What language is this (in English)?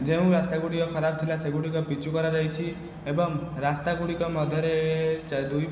Odia